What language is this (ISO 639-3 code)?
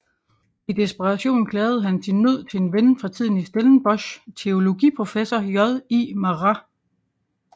dan